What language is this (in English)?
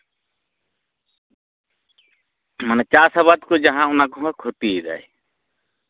Santali